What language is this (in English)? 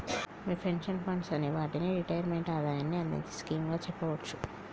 Telugu